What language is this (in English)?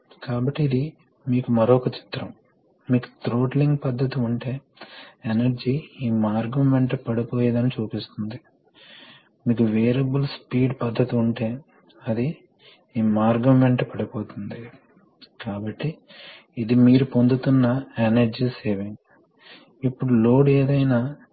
Telugu